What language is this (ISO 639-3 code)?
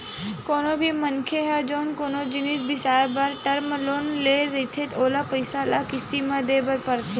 hne